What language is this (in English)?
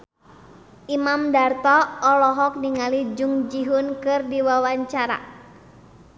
Sundanese